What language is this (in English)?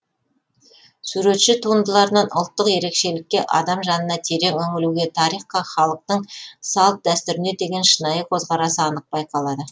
Kazakh